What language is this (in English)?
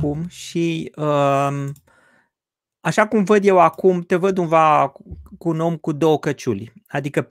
Romanian